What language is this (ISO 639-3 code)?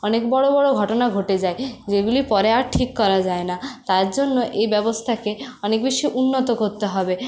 ben